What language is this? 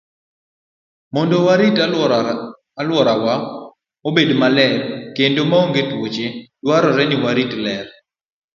Luo (Kenya and Tanzania)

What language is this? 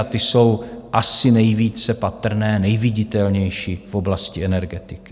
Czech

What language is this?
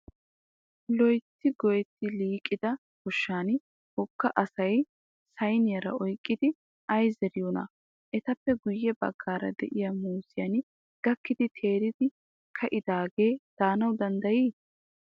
Wolaytta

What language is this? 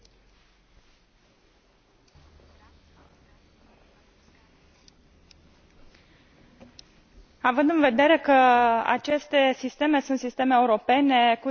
Romanian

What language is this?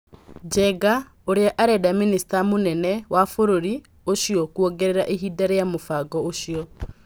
Kikuyu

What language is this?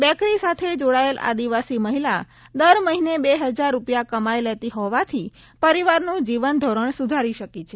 Gujarati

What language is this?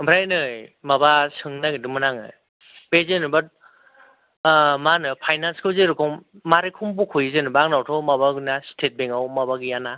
Bodo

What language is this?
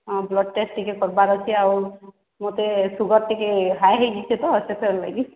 Odia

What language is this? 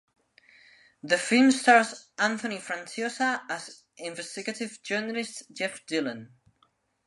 English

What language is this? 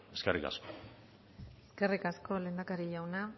Basque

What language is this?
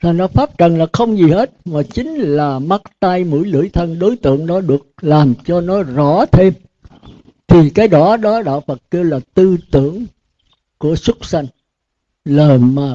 Vietnamese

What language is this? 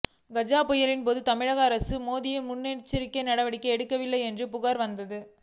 Tamil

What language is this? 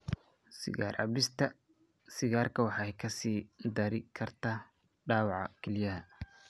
Somali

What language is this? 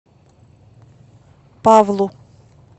Russian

